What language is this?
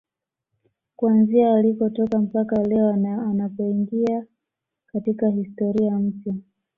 Swahili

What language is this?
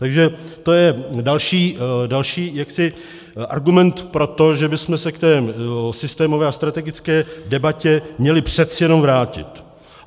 Czech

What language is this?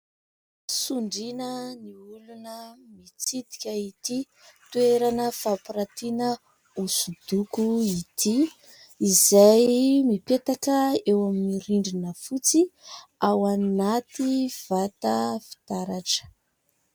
Malagasy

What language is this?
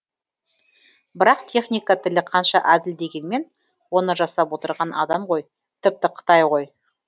Kazakh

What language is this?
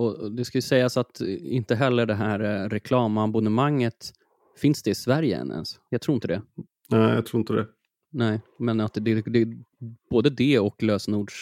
Swedish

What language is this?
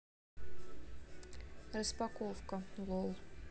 Russian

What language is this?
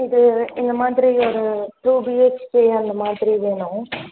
Tamil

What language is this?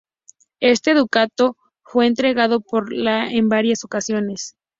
Spanish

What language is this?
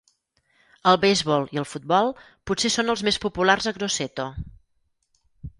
Catalan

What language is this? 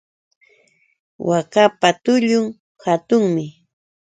Yauyos Quechua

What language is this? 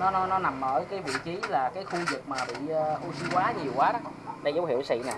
Vietnamese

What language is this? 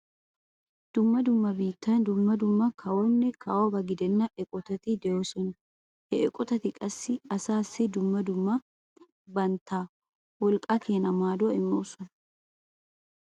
Wolaytta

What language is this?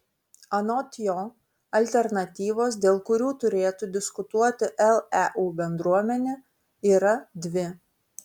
Lithuanian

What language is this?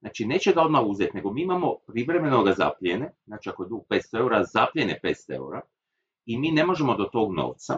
Croatian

